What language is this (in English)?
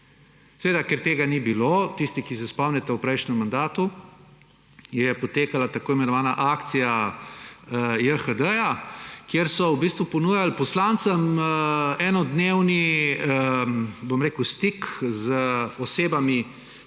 Slovenian